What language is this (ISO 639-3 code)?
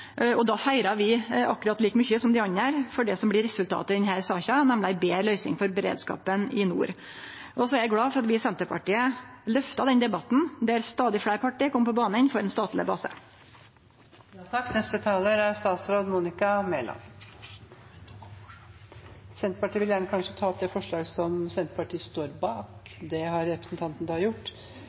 nor